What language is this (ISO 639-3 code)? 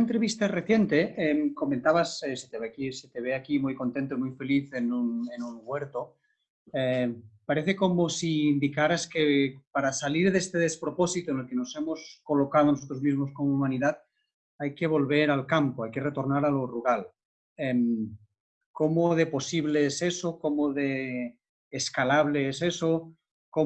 spa